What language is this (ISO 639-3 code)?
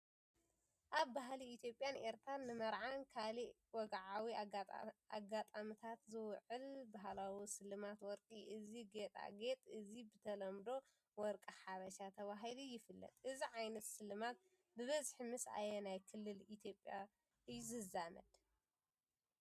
tir